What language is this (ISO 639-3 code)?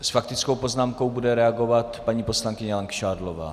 ces